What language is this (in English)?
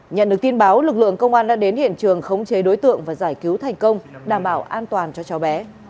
Vietnamese